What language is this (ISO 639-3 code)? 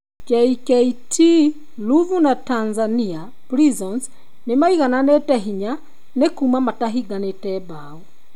kik